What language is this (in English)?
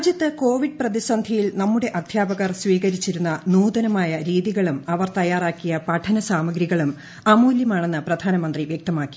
Malayalam